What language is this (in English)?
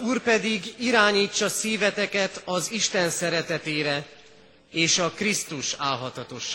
Hungarian